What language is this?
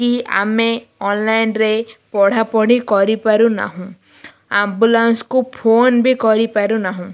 Odia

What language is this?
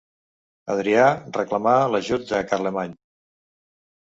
Catalan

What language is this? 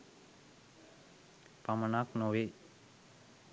Sinhala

